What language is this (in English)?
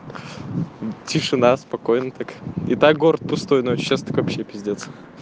Russian